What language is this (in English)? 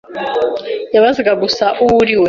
Kinyarwanda